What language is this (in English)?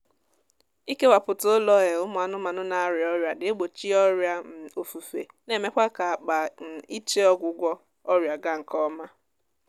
Igbo